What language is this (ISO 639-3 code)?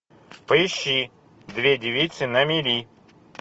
rus